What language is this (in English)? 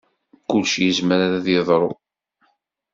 Kabyle